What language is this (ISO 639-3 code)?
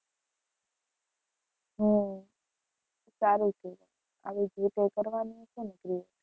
guj